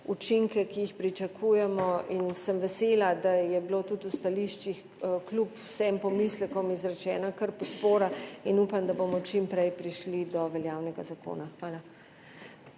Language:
Slovenian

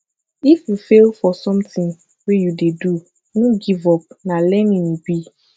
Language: Nigerian Pidgin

